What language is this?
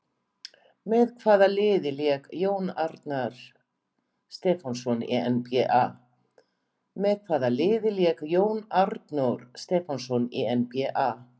Icelandic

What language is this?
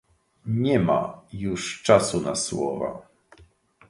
Polish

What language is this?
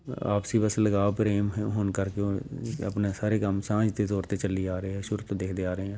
Punjabi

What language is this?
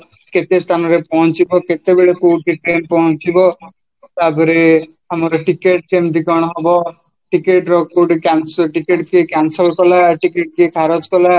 Odia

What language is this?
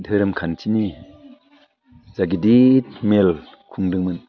Bodo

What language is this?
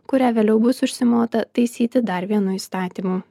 Lithuanian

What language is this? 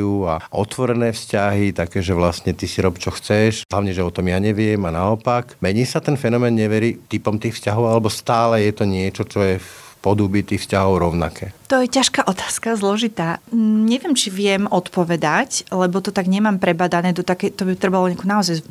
Slovak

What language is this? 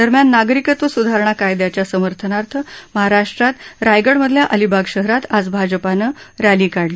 Marathi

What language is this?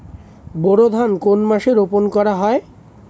Bangla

